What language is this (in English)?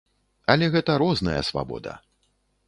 Belarusian